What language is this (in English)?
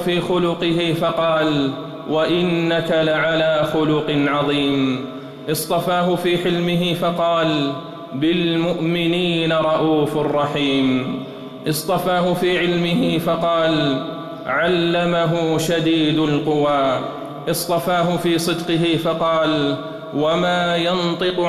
Arabic